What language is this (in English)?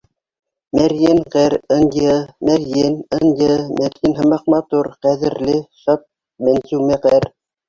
Bashkir